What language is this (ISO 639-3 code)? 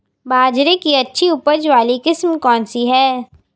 hin